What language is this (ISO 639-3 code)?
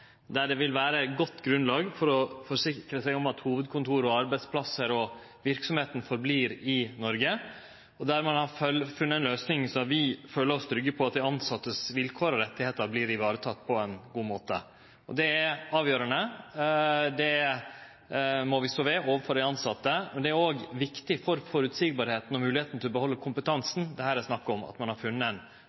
nno